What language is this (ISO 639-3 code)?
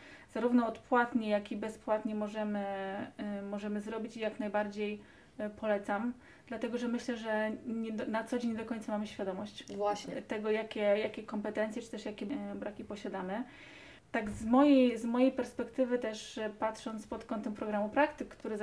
pol